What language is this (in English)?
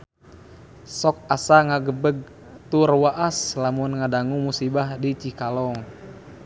Sundanese